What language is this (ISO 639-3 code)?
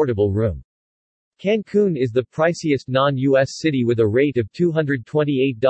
eng